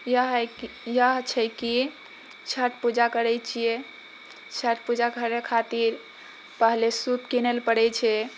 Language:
Maithili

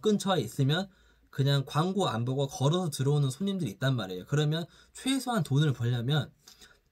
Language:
Korean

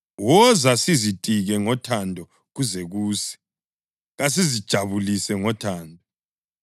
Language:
North Ndebele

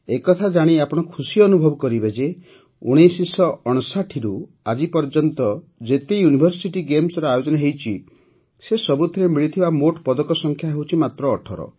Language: Odia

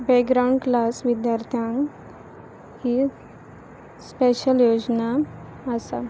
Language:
Konkani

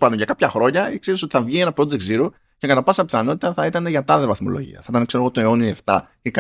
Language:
Greek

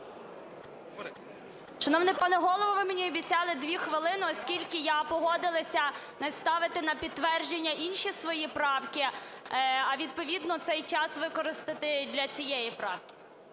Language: Ukrainian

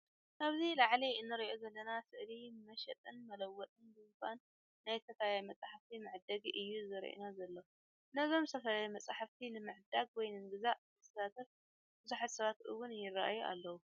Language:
Tigrinya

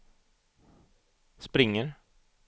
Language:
Swedish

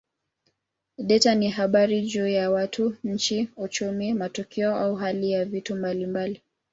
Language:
Swahili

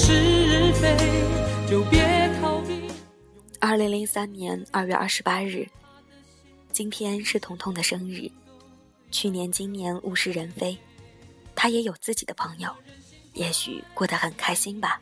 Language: Chinese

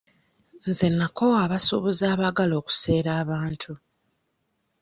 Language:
Ganda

